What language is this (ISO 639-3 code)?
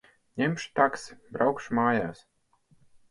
lav